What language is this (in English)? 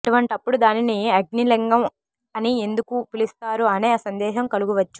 Telugu